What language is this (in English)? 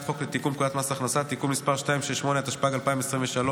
Hebrew